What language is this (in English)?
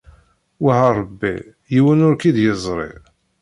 Kabyle